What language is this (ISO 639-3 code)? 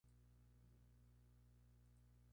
spa